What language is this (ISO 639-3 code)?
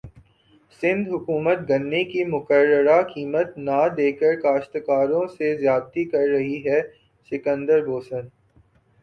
urd